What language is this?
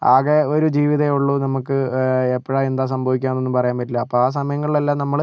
Malayalam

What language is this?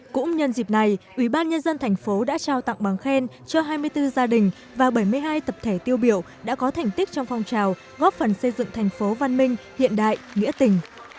Vietnamese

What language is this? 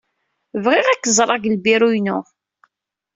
Kabyle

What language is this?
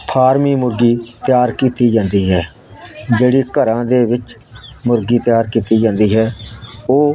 Punjabi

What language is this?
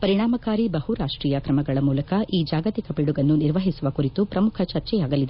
Kannada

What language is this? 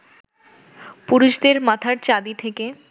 Bangla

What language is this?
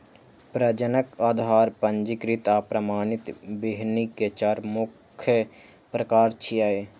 Maithili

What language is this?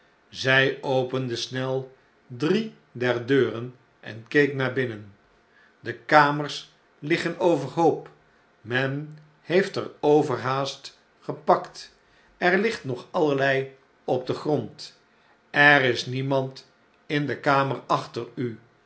Dutch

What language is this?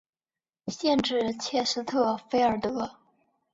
Chinese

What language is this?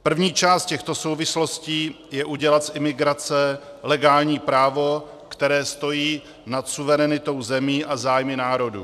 Czech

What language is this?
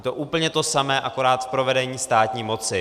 Czech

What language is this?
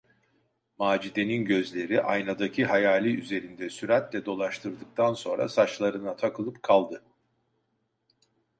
Turkish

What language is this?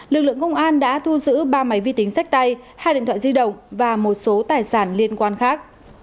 Vietnamese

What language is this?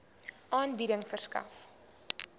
Afrikaans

